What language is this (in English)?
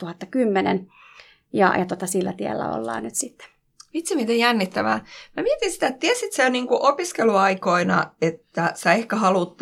Finnish